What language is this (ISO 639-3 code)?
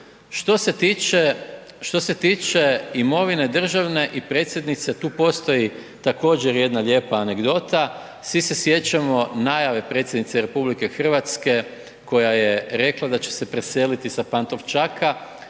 hrv